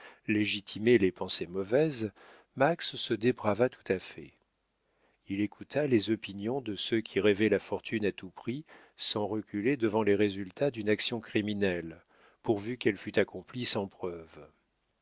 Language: French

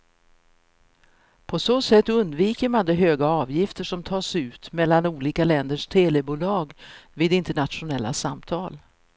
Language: Swedish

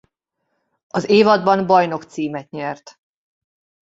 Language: Hungarian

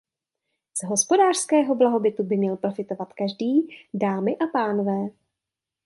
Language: Czech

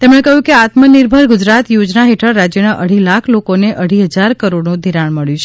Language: Gujarati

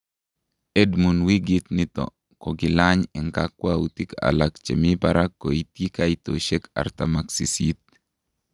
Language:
Kalenjin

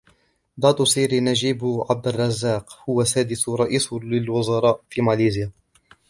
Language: Arabic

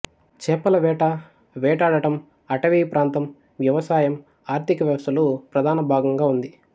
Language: Telugu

